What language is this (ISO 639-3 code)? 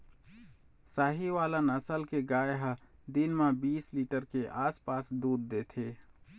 hne